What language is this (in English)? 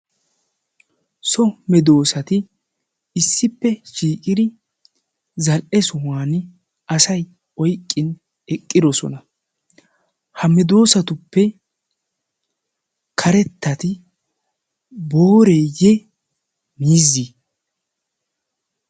Wolaytta